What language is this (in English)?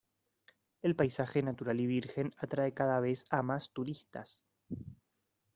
Spanish